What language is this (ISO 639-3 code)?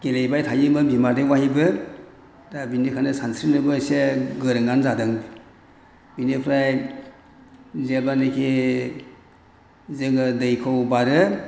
brx